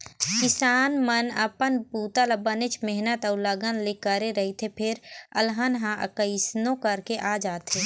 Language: Chhattisgarhi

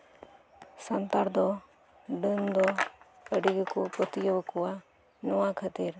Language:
Santali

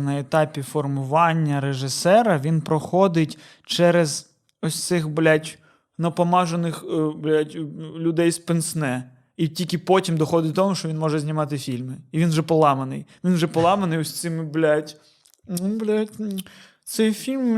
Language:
Ukrainian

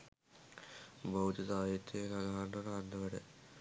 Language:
Sinhala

